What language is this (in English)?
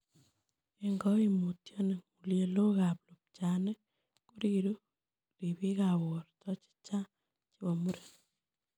Kalenjin